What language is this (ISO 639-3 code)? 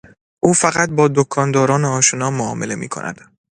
fas